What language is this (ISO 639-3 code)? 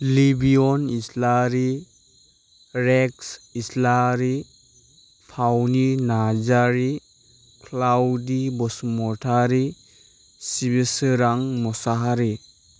brx